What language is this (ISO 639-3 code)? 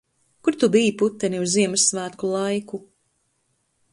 lav